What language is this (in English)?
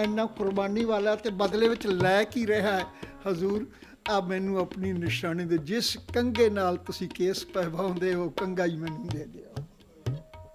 Punjabi